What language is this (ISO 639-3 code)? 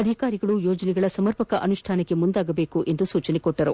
kan